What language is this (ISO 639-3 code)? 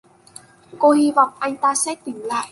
vie